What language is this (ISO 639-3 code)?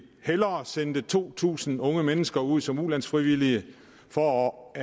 dan